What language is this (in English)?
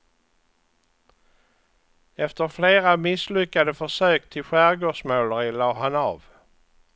Swedish